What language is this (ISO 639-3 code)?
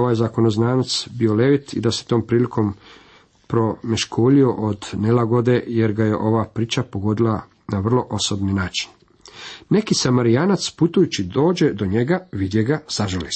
hrv